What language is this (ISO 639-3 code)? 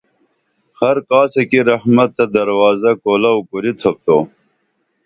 dml